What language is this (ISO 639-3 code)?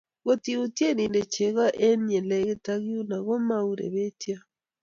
kln